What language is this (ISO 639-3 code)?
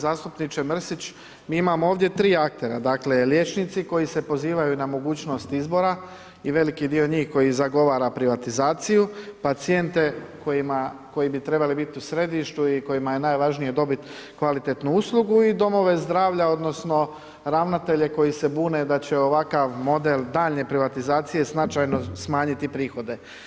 hrv